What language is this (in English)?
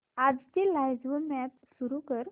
Marathi